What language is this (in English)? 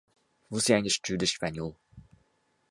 Portuguese